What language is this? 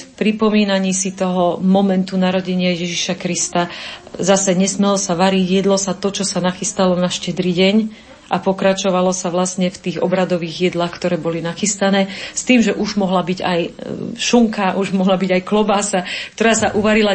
Slovak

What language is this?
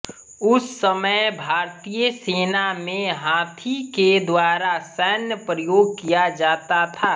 Hindi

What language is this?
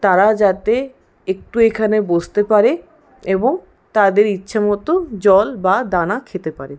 Bangla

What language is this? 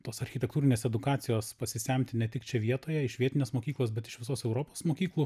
Lithuanian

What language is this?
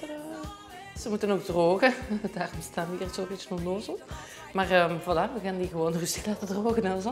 Dutch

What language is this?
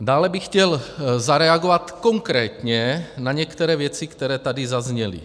Czech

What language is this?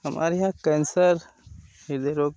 Hindi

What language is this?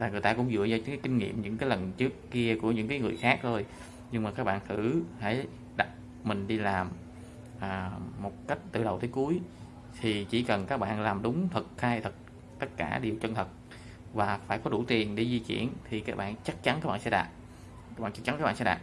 Vietnamese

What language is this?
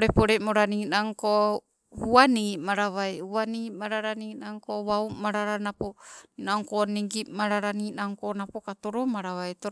Sibe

